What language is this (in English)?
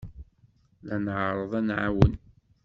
Kabyle